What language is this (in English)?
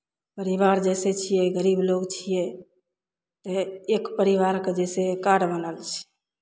Maithili